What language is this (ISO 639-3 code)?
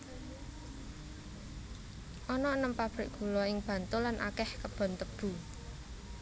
jav